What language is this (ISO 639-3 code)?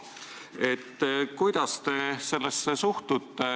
est